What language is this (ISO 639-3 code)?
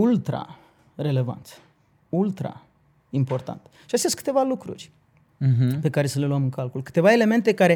ron